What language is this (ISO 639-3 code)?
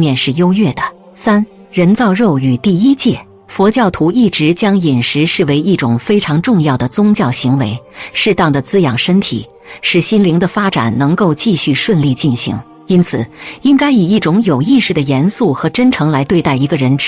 zho